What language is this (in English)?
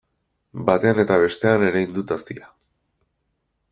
Basque